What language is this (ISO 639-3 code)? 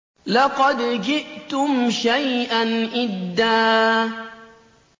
ara